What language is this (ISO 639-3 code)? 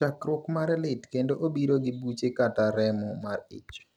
luo